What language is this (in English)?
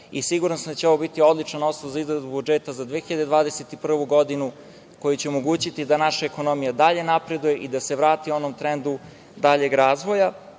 Serbian